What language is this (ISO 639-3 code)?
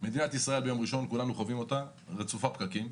heb